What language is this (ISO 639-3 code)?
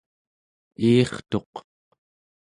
esu